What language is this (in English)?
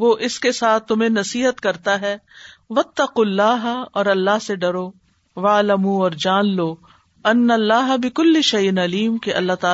Urdu